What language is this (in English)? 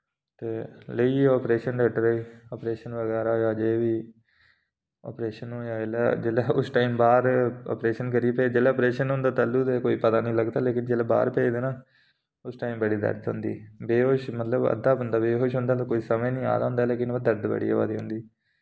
Dogri